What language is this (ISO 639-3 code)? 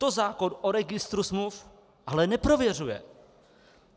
ces